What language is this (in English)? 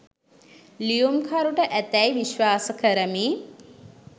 Sinhala